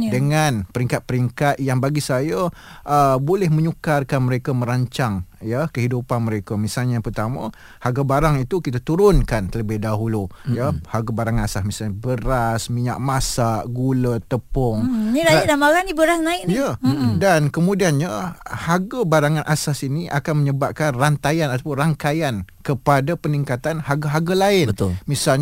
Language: Malay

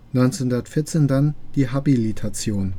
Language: German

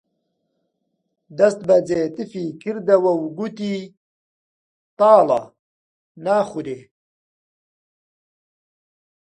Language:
Central Kurdish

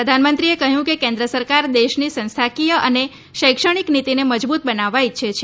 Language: Gujarati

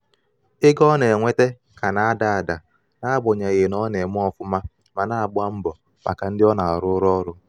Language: Igbo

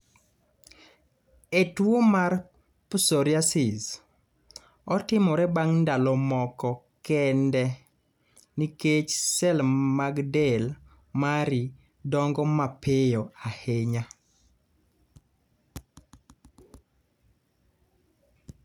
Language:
Luo (Kenya and Tanzania)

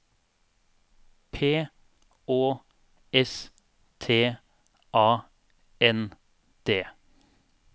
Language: Norwegian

